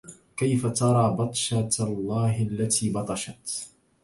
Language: Arabic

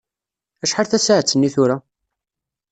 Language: Kabyle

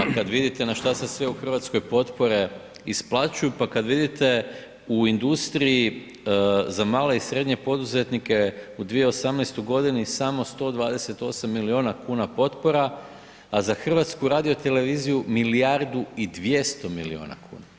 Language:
Croatian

